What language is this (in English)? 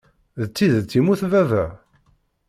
Kabyle